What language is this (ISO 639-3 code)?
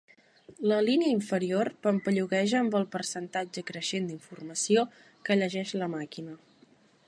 cat